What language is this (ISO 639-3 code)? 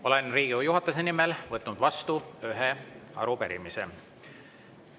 est